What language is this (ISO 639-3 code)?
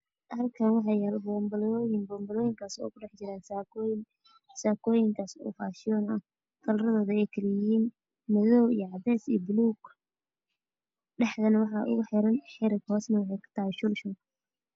som